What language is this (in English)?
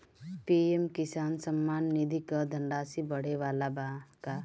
Bhojpuri